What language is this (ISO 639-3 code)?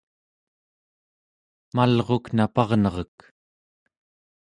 esu